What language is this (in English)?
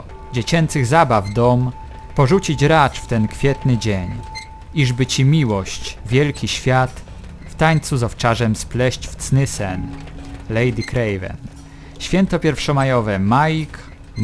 Polish